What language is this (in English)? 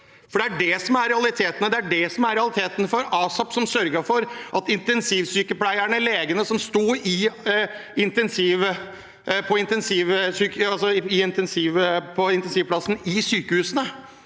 Norwegian